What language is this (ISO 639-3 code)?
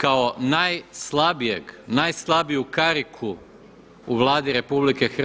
hrv